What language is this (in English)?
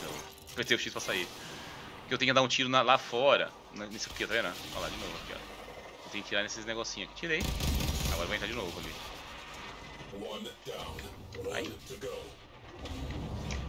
Portuguese